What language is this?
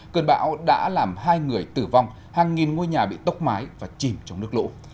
Vietnamese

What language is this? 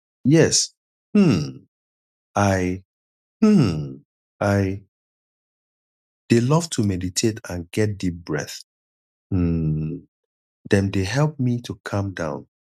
Nigerian Pidgin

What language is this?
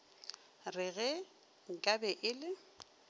Northern Sotho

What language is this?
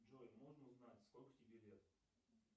Russian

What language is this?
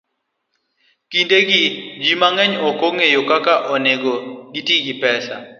Luo (Kenya and Tanzania)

